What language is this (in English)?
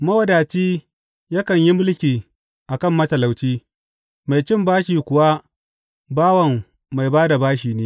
Hausa